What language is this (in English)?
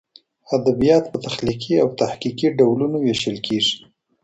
Pashto